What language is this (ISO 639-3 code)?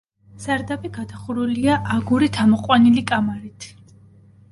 kat